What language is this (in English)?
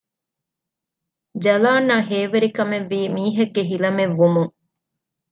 Divehi